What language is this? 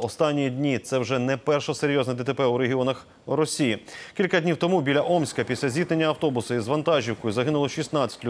Ukrainian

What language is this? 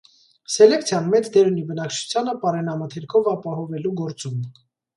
Armenian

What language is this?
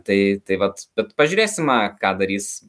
Lithuanian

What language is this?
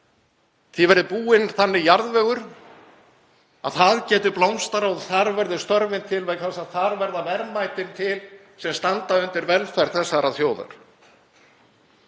Icelandic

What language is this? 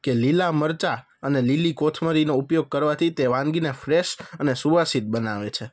Gujarati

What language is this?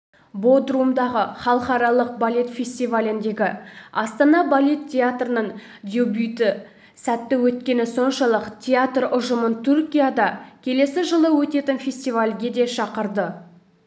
Kazakh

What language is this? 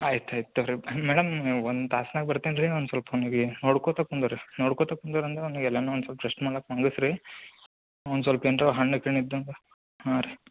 Kannada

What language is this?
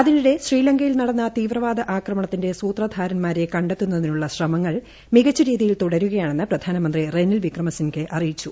Malayalam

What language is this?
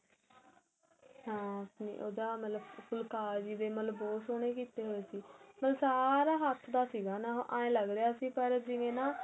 Punjabi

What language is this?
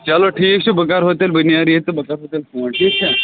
Kashmiri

